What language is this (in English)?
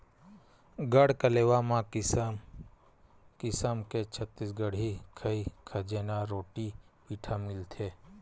Chhattisgarhi